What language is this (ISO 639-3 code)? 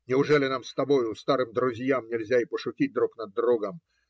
rus